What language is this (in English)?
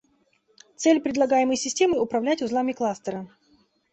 Russian